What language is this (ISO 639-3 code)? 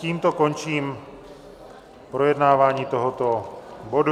ces